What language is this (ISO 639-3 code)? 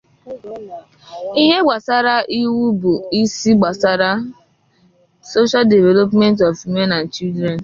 ibo